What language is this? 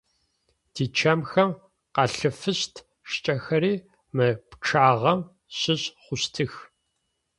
Adyghe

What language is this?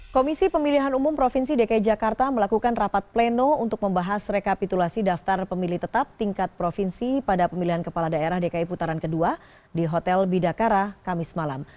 Indonesian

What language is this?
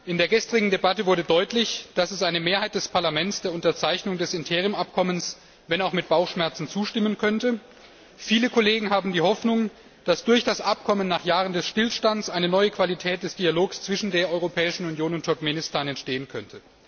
German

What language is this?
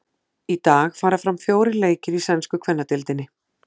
Icelandic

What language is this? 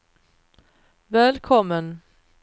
Swedish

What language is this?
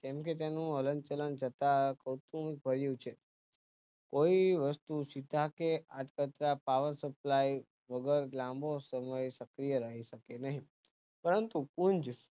Gujarati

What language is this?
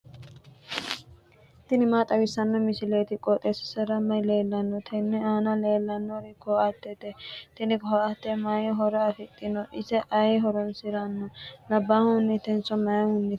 Sidamo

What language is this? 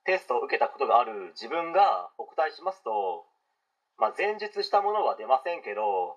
Japanese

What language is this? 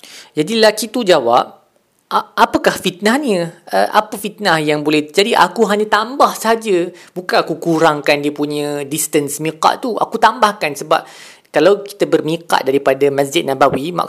Malay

